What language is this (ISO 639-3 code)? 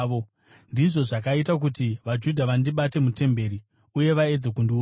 sna